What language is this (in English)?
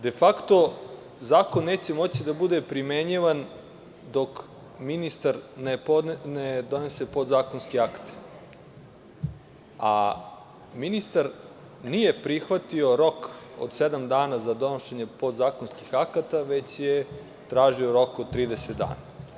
Serbian